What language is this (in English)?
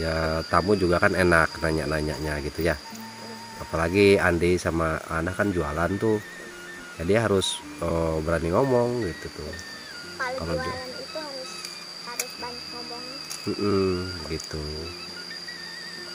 Indonesian